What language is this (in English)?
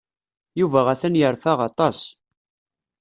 Kabyle